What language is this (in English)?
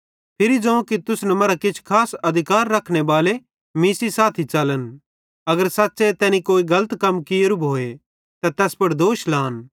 Bhadrawahi